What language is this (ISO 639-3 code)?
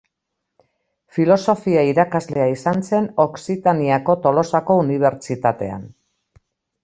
eus